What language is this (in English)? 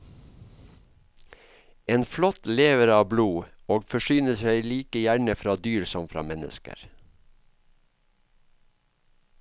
Norwegian